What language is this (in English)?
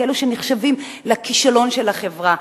Hebrew